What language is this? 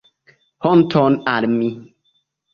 Esperanto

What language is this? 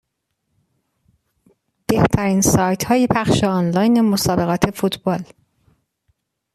Persian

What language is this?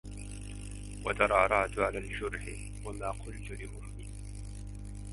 Arabic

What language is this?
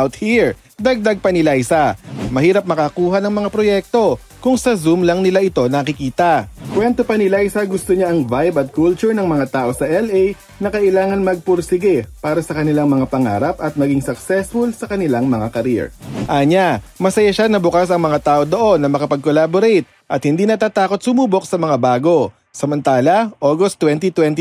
Filipino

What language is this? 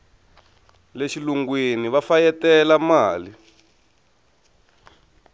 Tsonga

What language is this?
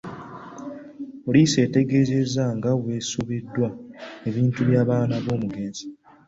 Ganda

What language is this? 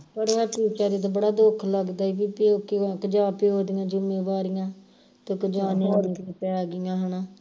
Punjabi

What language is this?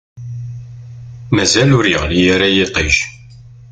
Kabyle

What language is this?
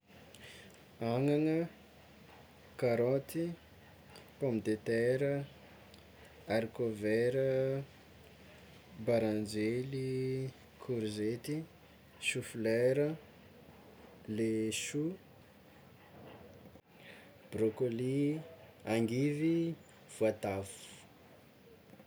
Tsimihety Malagasy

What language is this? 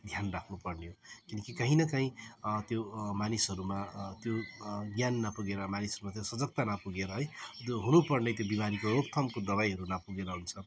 Nepali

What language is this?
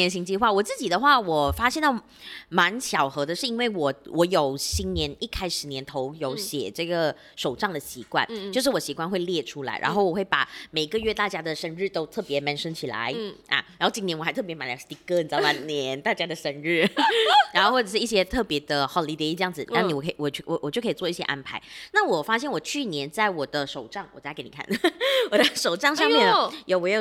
Chinese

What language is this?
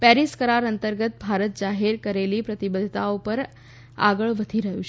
Gujarati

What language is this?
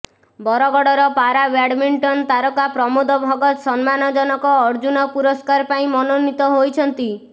Odia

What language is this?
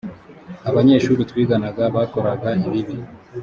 Kinyarwanda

